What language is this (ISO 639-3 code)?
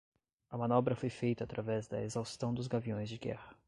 por